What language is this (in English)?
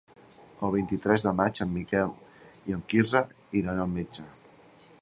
Catalan